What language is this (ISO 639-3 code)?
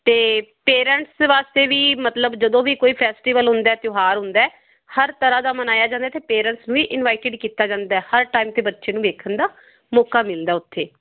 pan